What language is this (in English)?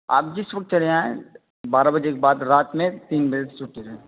Urdu